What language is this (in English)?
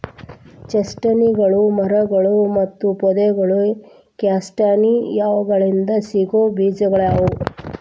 Kannada